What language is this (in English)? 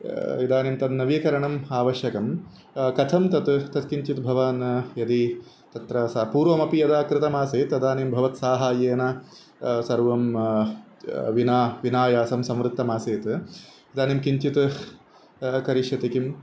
Sanskrit